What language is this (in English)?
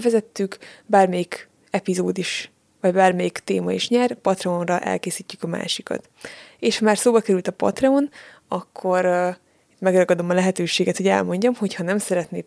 Hungarian